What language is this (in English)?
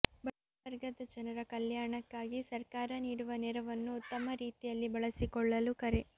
Kannada